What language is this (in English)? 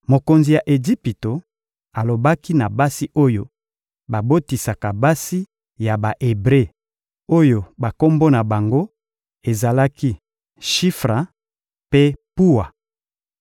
Lingala